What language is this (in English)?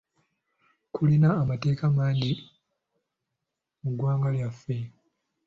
Ganda